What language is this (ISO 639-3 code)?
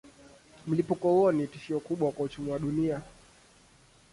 swa